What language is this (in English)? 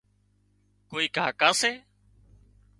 Wadiyara Koli